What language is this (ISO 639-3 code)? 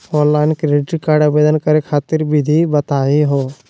mag